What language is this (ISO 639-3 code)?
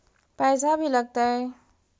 mag